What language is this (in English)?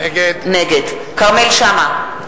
Hebrew